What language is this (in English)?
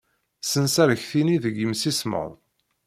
Kabyle